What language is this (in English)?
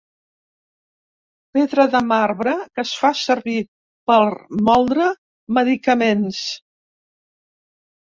Catalan